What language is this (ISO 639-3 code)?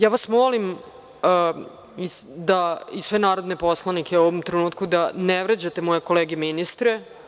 srp